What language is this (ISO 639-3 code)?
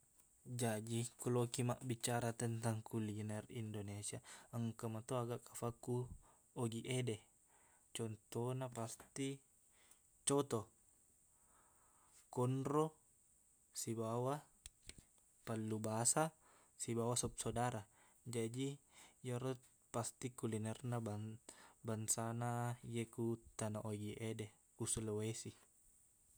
bug